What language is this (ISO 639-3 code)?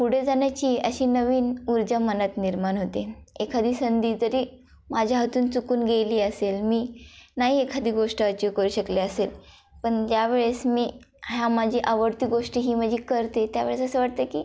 mar